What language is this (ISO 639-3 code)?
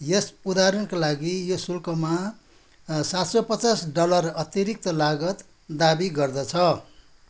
nep